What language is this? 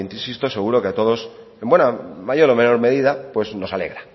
Spanish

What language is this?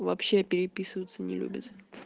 Russian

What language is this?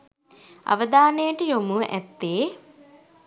Sinhala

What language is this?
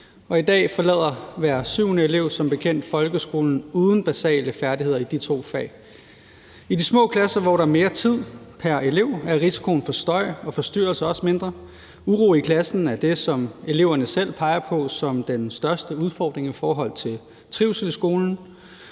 Danish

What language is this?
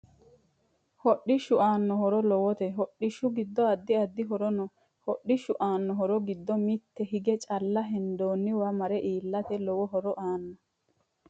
Sidamo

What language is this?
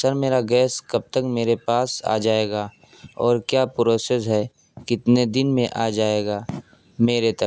Urdu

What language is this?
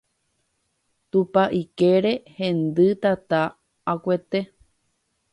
Guarani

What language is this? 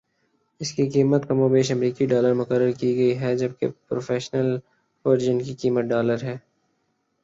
Urdu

